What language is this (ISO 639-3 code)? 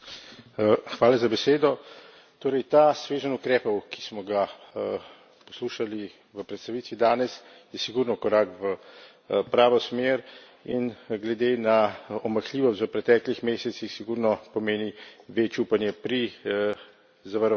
slv